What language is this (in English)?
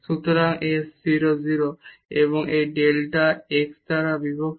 Bangla